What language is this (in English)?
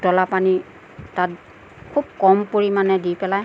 Assamese